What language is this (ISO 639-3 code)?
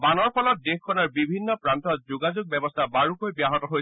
asm